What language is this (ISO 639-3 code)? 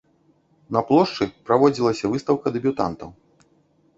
bel